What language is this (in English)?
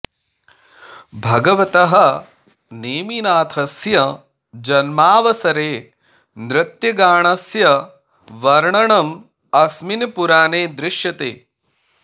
Sanskrit